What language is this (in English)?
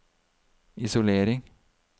Norwegian